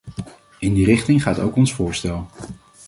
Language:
Dutch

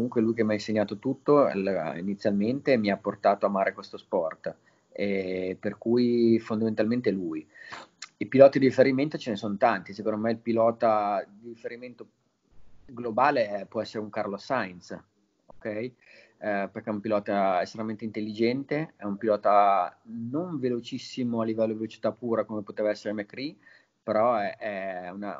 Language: Italian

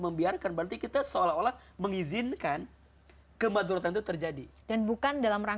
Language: Indonesian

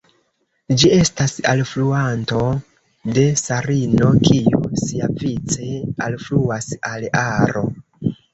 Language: Esperanto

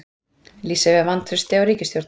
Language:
Icelandic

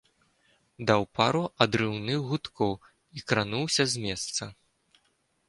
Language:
Belarusian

